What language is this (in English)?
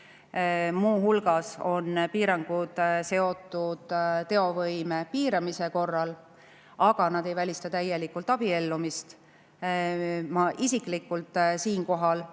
Estonian